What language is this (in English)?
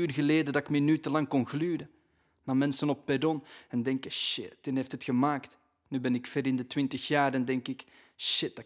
Dutch